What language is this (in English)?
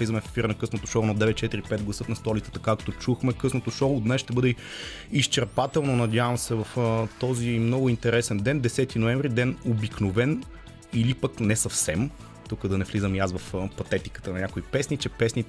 Bulgarian